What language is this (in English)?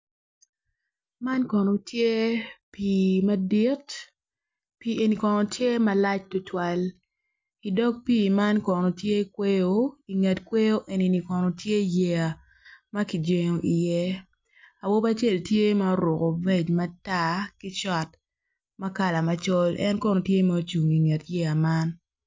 Acoli